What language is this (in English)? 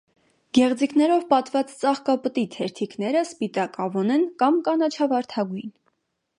Armenian